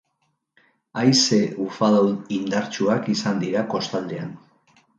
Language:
Basque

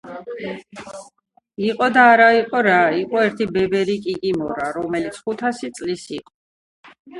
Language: Georgian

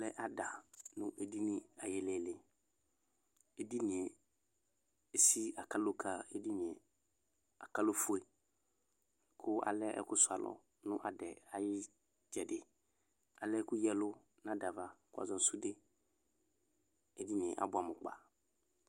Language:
Ikposo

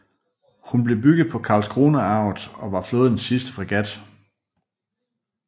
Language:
Danish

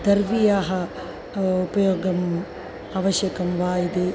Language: Sanskrit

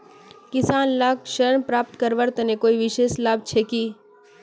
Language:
Magahi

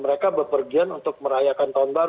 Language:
Indonesian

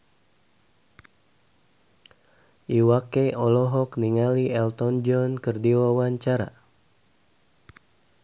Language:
Sundanese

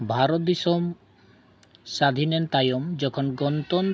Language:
Santali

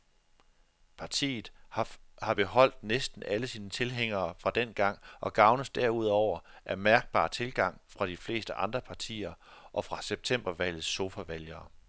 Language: Danish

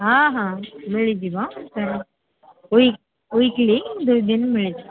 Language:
Odia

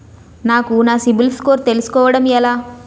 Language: Telugu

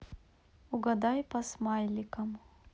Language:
Russian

